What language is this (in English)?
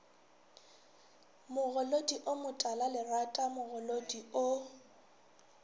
Northern Sotho